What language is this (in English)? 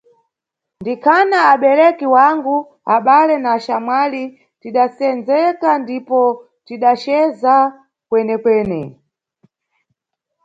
Nyungwe